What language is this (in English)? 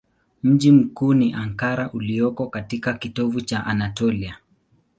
Swahili